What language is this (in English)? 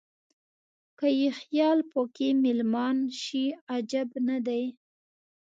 Pashto